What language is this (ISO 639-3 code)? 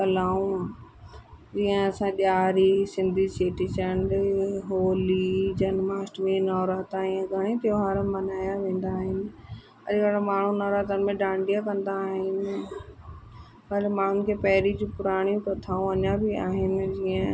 snd